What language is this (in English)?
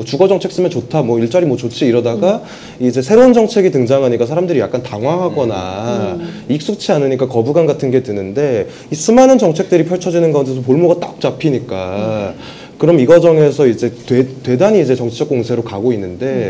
Korean